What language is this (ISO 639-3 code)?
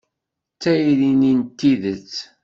kab